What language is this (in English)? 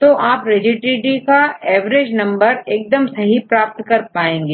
Hindi